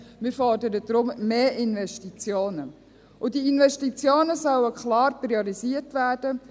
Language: Swiss German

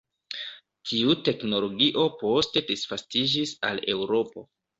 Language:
Esperanto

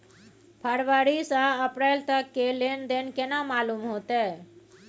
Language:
Maithili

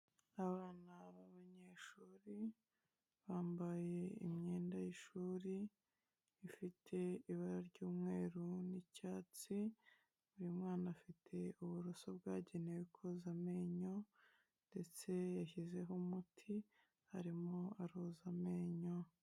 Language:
Kinyarwanda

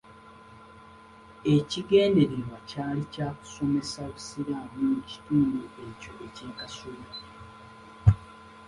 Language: Ganda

